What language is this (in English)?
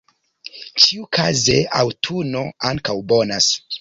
Esperanto